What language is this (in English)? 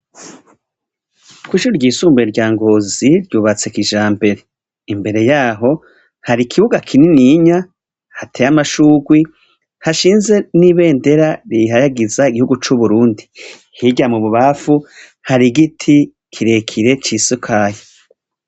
Rundi